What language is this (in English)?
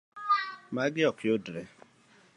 Luo (Kenya and Tanzania)